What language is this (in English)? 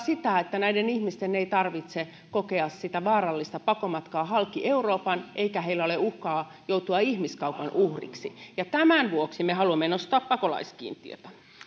Finnish